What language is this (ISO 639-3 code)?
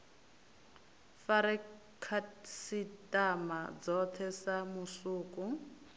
ven